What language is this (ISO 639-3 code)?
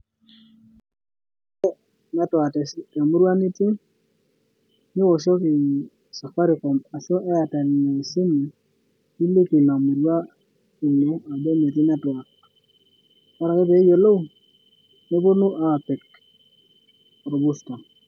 mas